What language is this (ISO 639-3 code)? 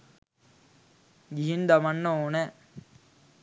sin